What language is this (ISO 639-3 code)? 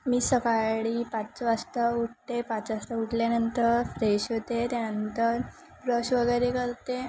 mar